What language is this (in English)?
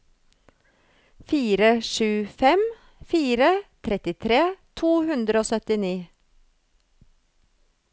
Norwegian